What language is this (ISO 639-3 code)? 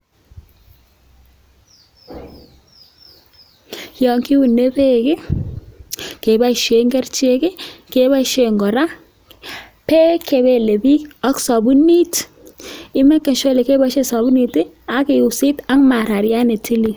kln